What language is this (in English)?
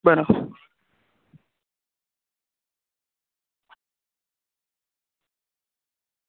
Gujarati